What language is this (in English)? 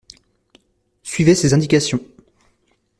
French